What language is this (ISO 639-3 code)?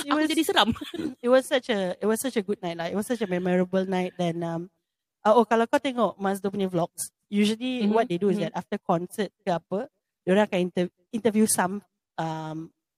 msa